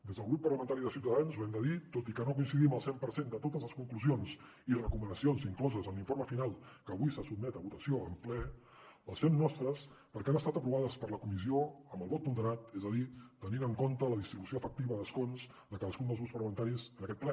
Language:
Catalan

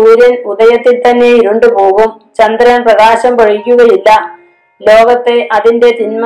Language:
Malayalam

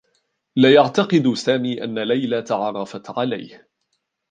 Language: Arabic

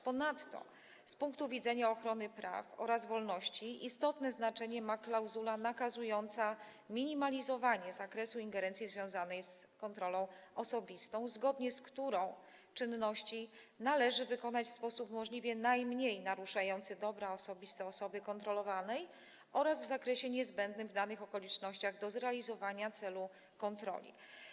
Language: Polish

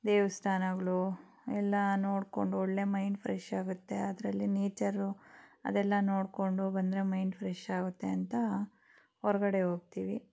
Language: Kannada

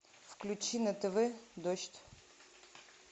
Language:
Russian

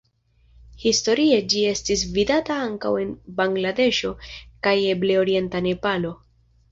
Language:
Esperanto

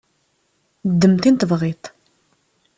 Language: Kabyle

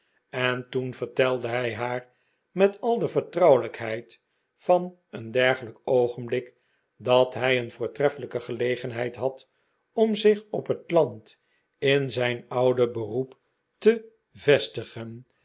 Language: Dutch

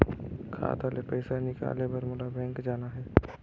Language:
Chhattisgarhi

